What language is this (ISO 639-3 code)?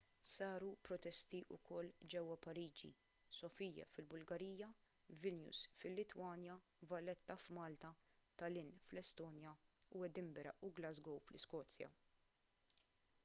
mlt